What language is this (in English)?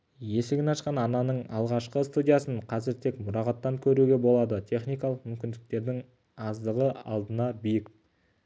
Kazakh